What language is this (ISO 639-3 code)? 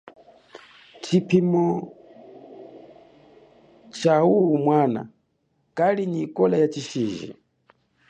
cjk